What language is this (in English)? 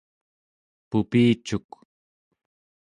Central Yupik